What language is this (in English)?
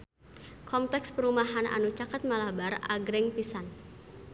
Sundanese